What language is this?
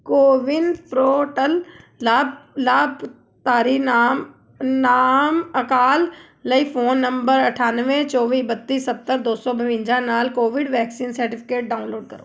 Punjabi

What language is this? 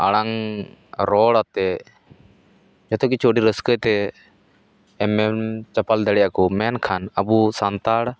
Santali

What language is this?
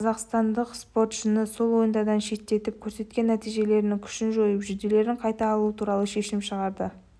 Kazakh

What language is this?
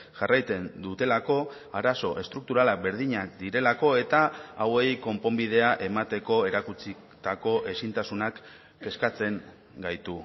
Basque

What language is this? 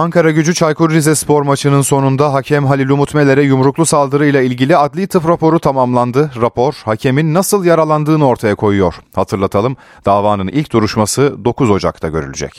Turkish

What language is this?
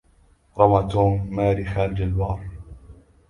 Arabic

